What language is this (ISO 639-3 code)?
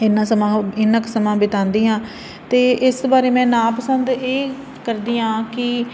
pan